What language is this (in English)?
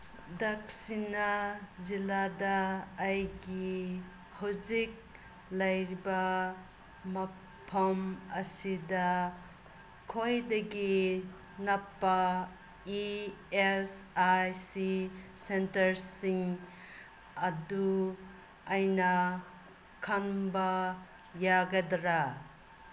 Manipuri